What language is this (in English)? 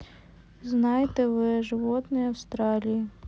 Russian